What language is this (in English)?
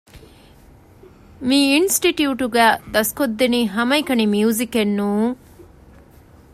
Divehi